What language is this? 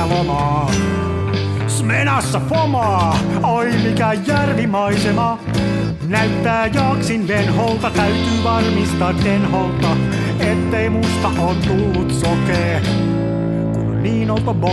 Finnish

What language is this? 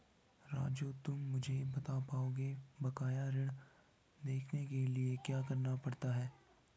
Hindi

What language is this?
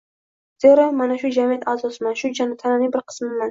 Uzbek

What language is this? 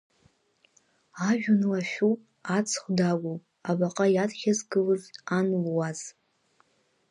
Abkhazian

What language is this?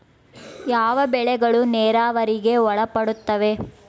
Kannada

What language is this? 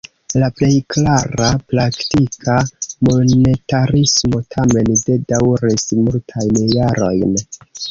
Esperanto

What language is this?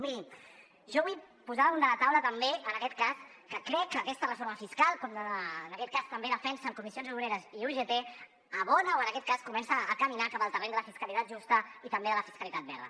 Catalan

